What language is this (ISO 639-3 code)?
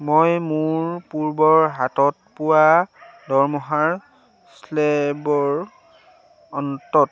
asm